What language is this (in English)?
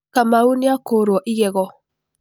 Kikuyu